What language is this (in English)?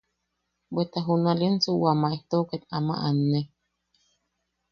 Yaqui